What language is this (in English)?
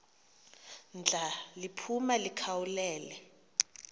Xhosa